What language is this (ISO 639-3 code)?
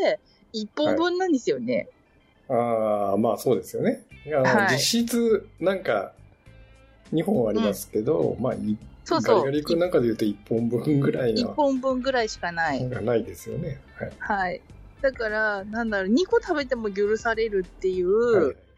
jpn